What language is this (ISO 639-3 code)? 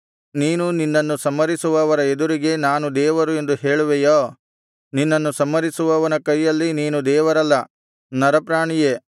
kan